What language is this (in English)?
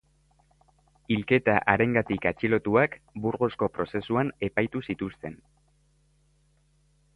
Basque